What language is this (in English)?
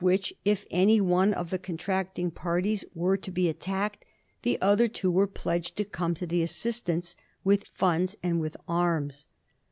English